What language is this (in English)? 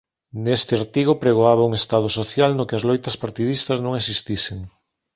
Galician